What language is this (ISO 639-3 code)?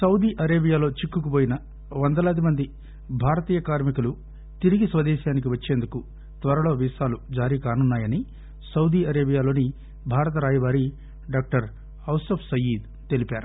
tel